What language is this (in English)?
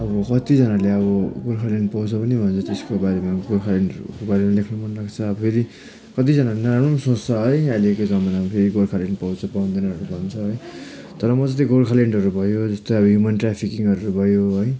Nepali